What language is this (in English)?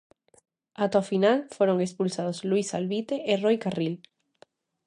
Galician